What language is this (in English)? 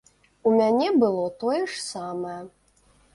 Belarusian